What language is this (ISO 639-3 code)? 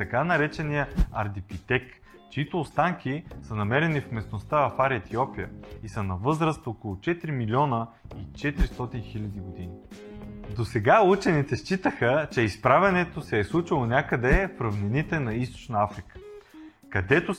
bul